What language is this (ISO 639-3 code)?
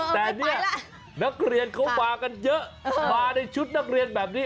tha